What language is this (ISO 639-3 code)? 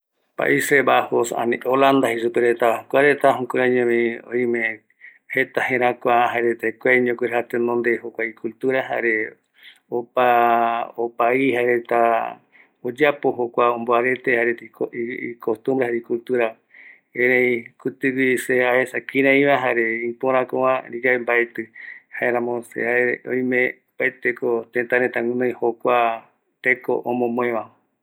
gui